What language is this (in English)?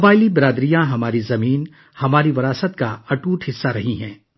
Urdu